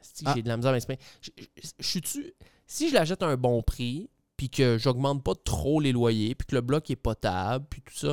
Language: French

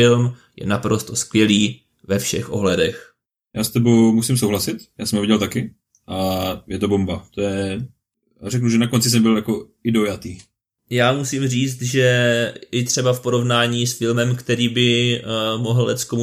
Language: Czech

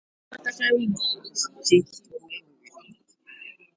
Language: Igbo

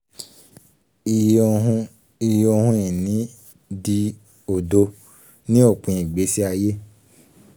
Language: Yoruba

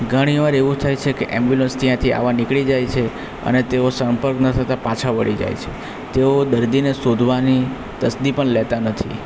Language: Gujarati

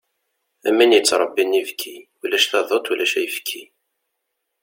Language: Kabyle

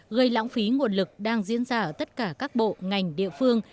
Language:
Vietnamese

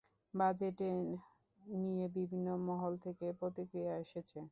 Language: Bangla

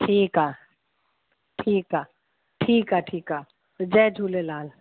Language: Sindhi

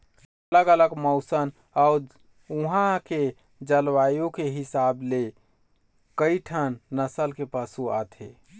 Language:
Chhattisgarhi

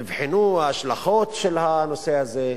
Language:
Hebrew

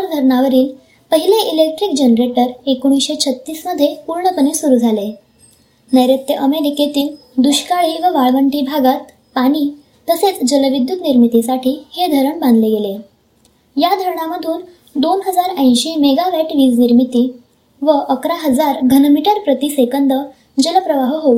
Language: Marathi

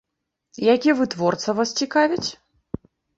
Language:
Belarusian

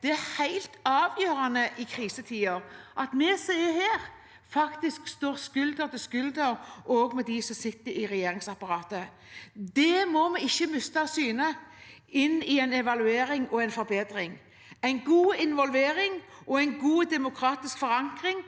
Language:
Norwegian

